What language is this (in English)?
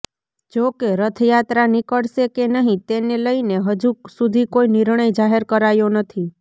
Gujarati